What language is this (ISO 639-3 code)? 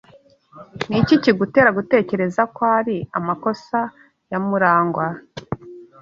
kin